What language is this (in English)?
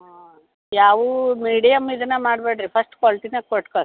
Kannada